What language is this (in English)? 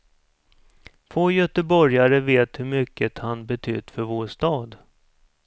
Swedish